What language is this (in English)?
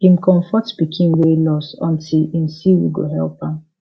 Nigerian Pidgin